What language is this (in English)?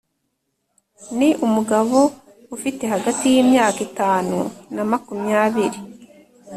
Kinyarwanda